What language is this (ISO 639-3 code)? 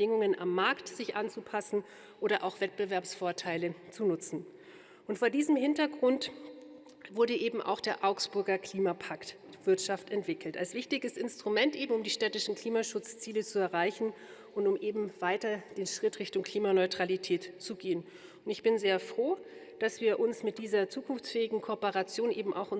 deu